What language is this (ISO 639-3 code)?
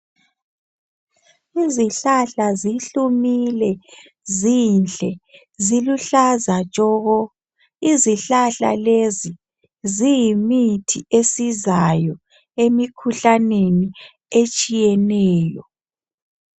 nde